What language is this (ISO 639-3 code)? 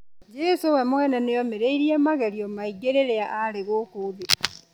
kik